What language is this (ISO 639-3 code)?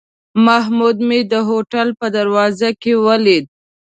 pus